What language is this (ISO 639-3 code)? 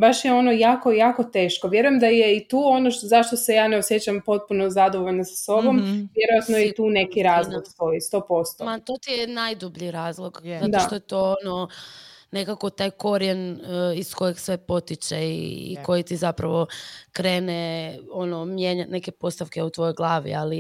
hrv